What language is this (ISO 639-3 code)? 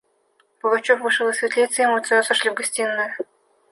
rus